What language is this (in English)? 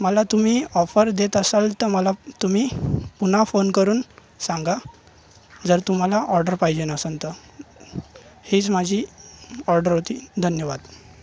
Marathi